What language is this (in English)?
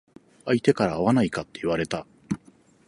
Japanese